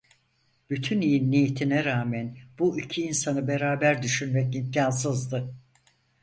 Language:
Turkish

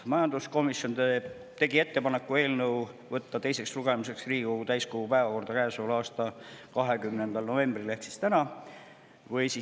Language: Estonian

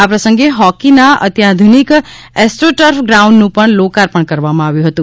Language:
Gujarati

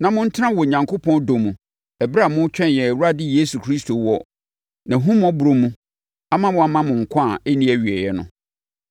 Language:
Akan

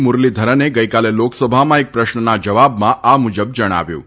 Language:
Gujarati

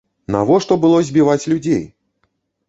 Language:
Belarusian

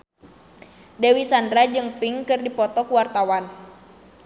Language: Sundanese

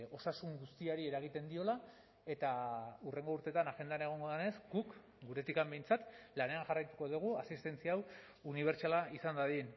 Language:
Basque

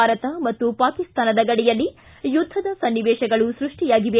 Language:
Kannada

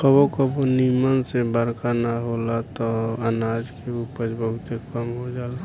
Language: Bhojpuri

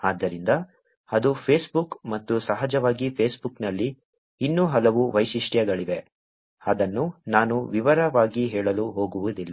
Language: Kannada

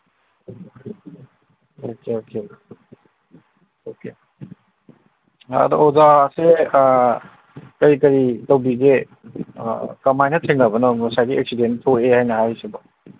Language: Manipuri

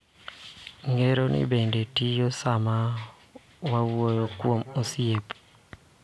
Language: Luo (Kenya and Tanzania)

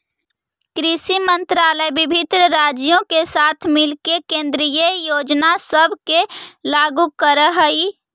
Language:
Magahi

